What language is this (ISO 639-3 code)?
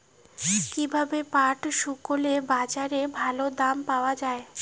ben